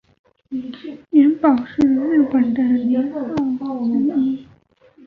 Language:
Chinese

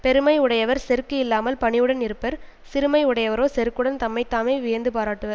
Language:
Tamil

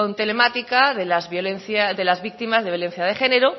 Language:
Spanish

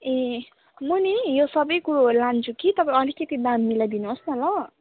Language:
Nepali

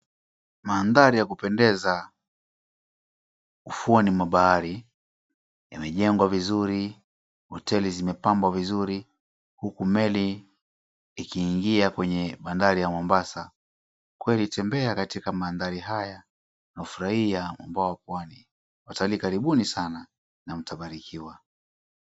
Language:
Swahili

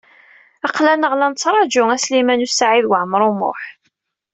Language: Kabyle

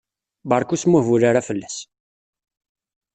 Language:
Kabyle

